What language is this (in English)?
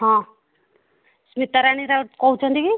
Odia